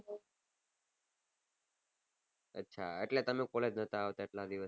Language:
Gujarati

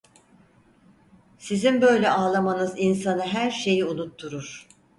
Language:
Turkish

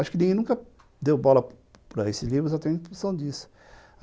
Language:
Portuguese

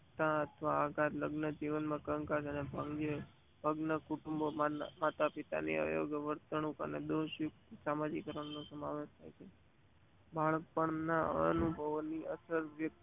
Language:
Gujarati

